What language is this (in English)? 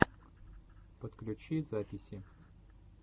Russian